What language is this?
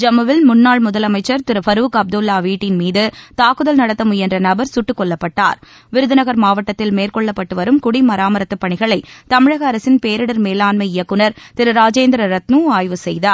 Tamil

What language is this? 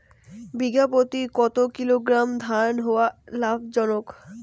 Bangla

